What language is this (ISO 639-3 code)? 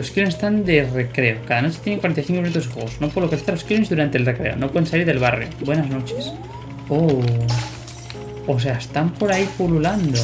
spa